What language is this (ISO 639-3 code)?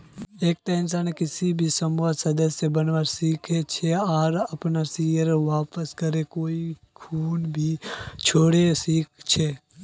mag